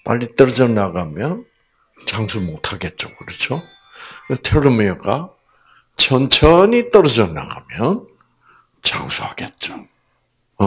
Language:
Korean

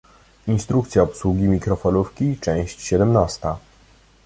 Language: Polish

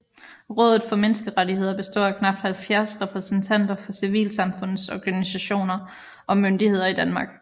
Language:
Danish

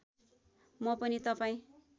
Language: Nepali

